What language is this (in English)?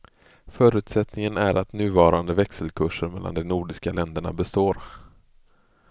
Swedish